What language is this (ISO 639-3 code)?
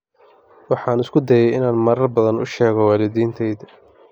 som